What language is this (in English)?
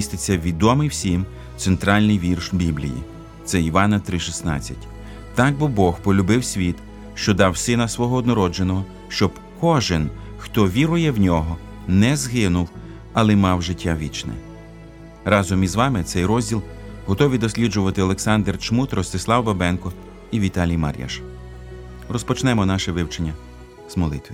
Ukrainian